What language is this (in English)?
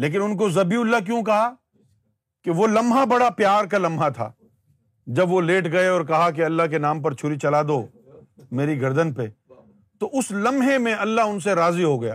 Urdu